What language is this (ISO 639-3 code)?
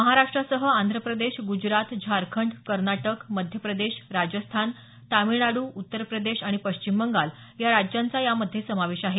mar